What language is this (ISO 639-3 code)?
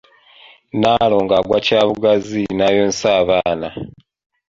lug